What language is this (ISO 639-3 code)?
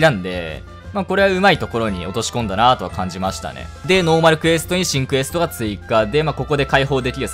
jpn